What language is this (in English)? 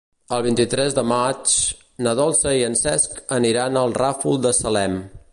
Catalan